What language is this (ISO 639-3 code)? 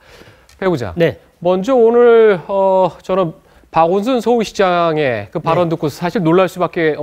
kor